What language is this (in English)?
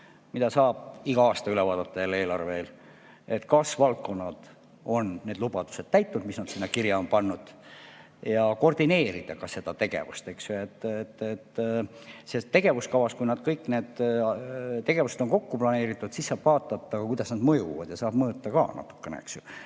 Estonian